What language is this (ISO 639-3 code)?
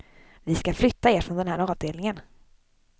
swe